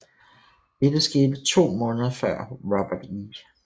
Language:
Danish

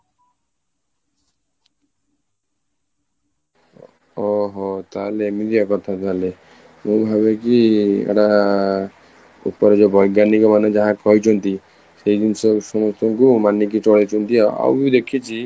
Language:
Odia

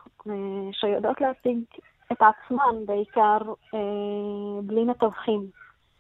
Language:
Hebrew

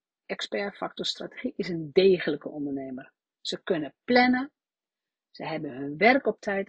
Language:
Dutch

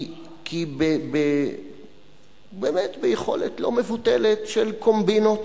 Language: Hebrew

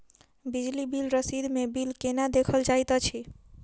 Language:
Maithili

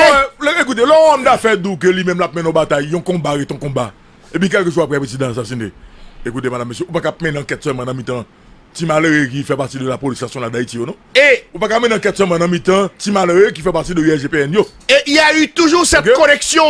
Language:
French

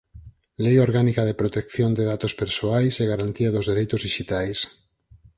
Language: Galician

